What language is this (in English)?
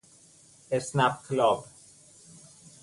Persian